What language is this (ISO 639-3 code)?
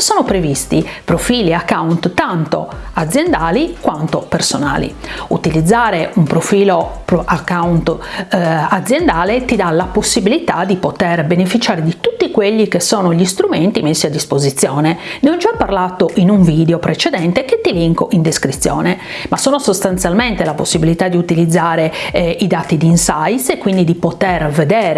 ita